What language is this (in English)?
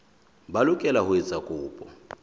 Southern Sotho